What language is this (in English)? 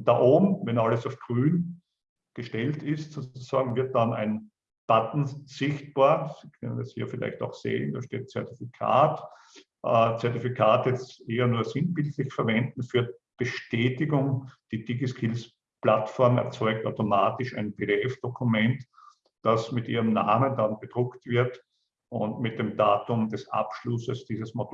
German